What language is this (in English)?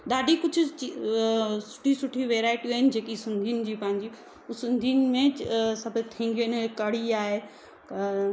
Sindhi